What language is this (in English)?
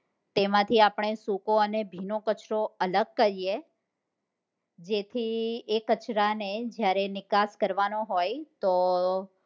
Gujarati